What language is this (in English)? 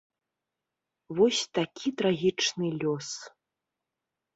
Belarusian